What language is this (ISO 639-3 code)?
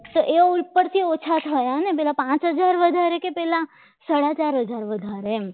guj